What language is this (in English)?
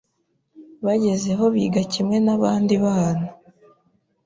Kinyarwanda